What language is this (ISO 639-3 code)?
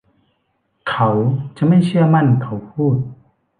tha